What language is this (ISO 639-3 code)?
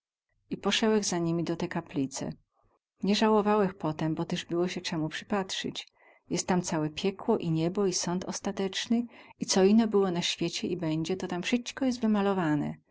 pol